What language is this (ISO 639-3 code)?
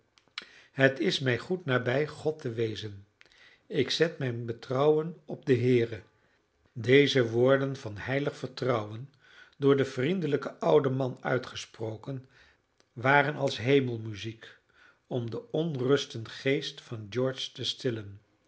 nld